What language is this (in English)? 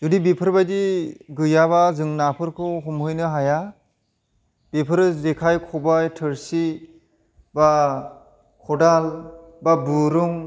Bodo